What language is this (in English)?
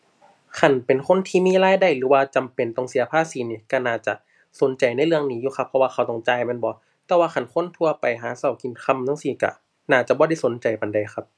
Thai